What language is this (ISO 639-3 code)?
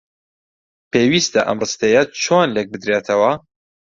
ckb